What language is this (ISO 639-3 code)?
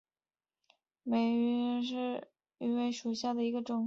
zho